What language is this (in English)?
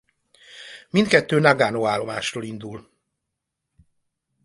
Hungarian